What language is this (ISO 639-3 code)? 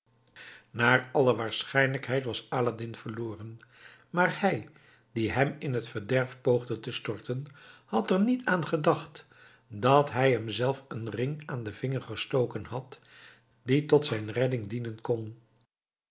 nld